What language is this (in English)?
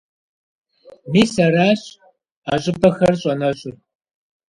Kabardian